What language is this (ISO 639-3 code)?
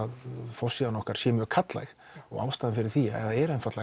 isl